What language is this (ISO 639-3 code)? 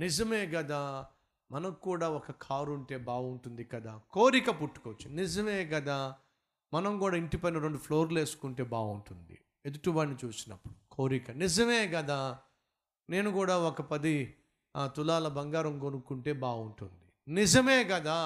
tel